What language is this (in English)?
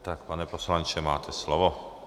Czech